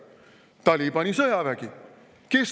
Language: Estonian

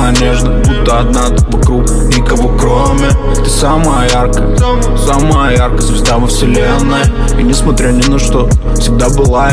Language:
Russian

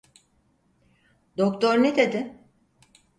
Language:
Turkish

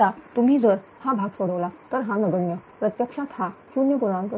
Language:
Marathi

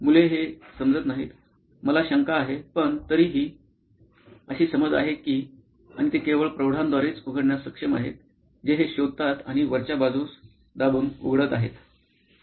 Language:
Marathi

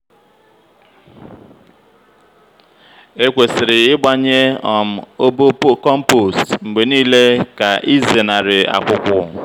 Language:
Igbo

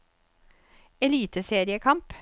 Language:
Norwegian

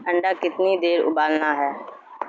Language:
Urdu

